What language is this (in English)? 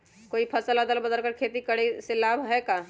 Magahi